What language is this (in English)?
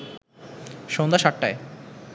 Bangla